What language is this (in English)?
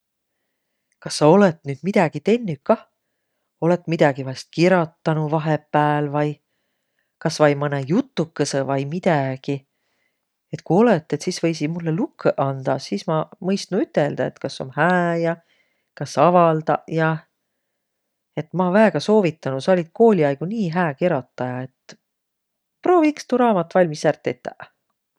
Võro